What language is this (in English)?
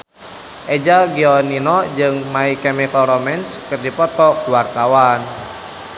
Sundanese